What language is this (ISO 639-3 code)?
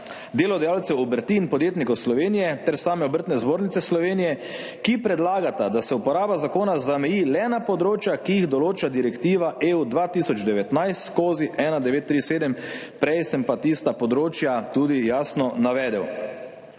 slv